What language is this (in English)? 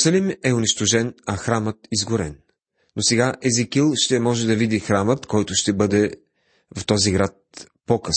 Bulgarian